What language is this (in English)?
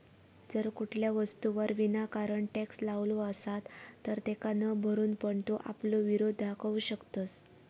Marathi